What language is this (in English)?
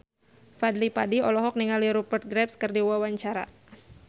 Sundanese